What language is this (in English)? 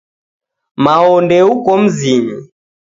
Taita